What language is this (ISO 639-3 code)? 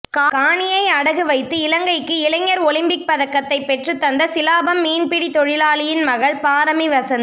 tam